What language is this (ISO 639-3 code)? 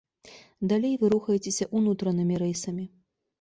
bel